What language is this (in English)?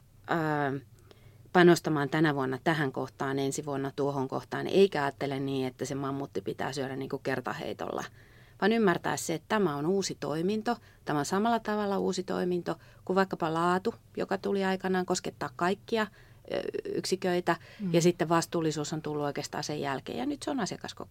Finnish